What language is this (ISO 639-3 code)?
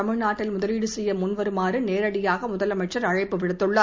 tam